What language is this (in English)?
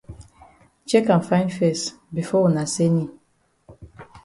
Cameroon Pidgin